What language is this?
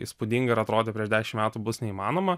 Lithuanian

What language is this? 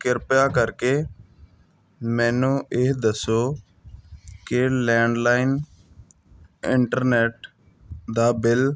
Punjabi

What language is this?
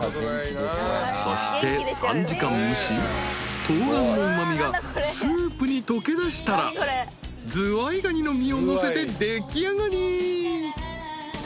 Japanese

